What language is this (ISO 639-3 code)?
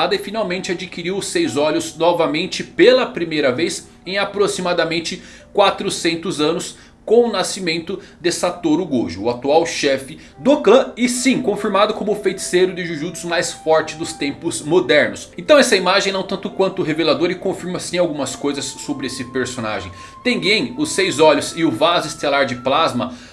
por